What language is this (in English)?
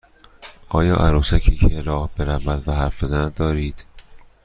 Persian